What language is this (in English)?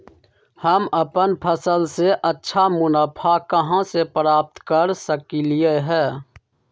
Magahi